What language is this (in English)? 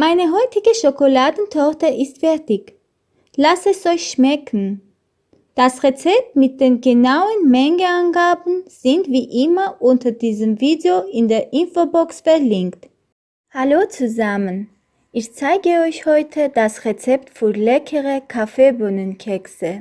German